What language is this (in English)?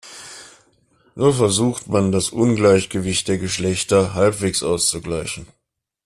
German